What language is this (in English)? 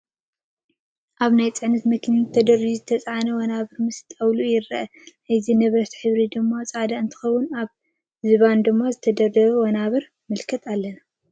Tigrinya